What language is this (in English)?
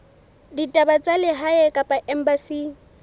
Southern Sotho